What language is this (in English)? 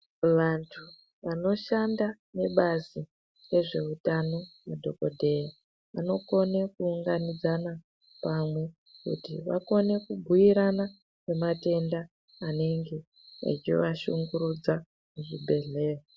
Ndau